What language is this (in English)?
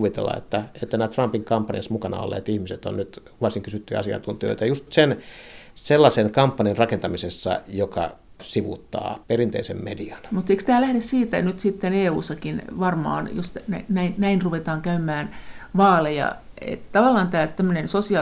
Finnish